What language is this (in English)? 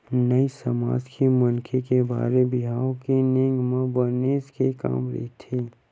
Chhattisgarhi